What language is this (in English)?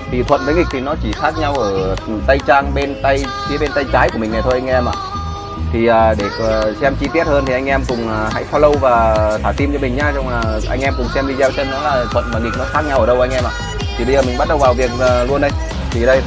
Vietnamese